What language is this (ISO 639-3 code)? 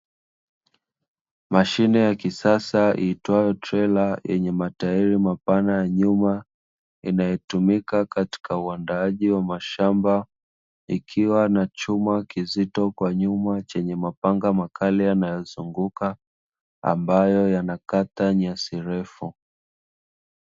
swa